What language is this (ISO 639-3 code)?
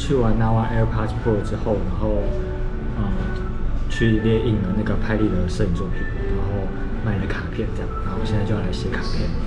zho